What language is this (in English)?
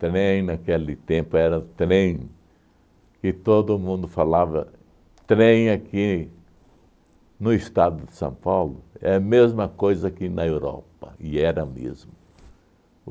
Portuguese